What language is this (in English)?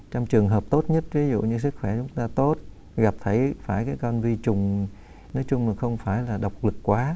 Vietnamese